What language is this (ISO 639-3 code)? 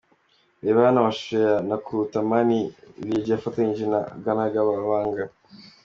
kin